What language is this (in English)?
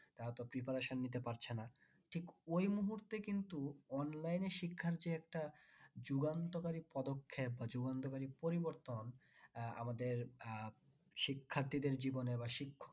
Bangla